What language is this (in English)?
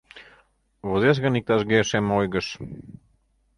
Mari